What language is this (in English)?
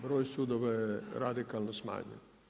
Croatian